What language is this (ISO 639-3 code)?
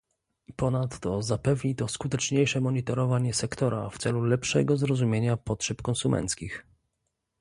pol